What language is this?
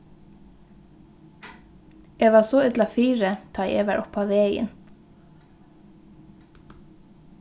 Faroese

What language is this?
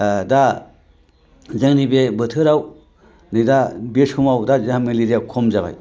Bodo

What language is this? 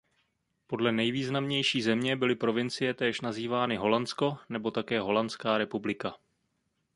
Czech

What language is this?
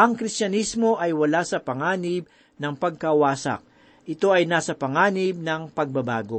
Filipino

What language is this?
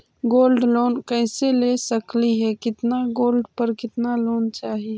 Magahi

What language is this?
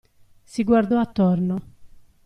Italian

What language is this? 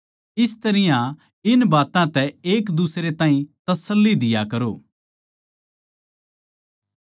Haryanvi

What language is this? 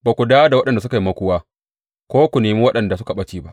Hausa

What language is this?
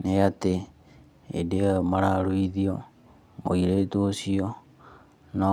Kikuyu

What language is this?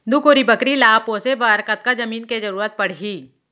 Chhattisgarhi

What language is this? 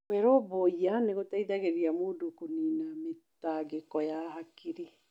Kikuyu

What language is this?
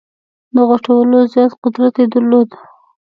Pashto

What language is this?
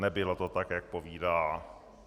Czech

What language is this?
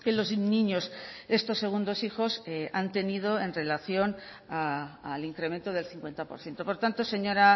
Spanish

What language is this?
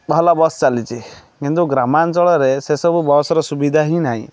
Odia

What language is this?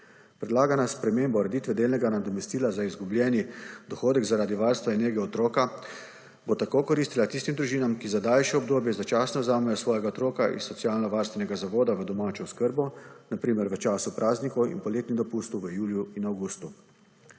Slovenian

